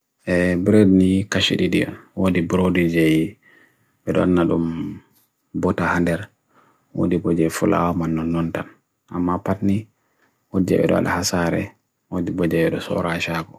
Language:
Bagirmi Fulfulde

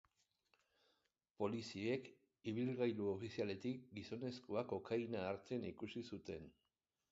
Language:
Basque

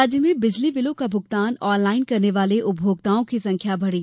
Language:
Hindi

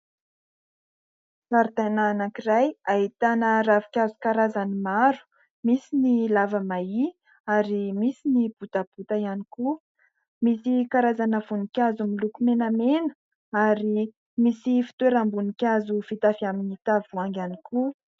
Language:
Malagasy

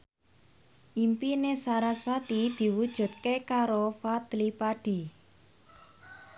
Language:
Javanese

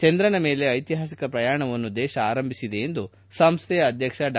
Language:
Kannada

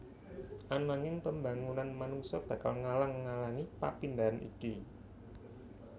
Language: Javanese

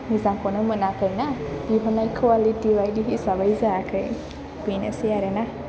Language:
Bodo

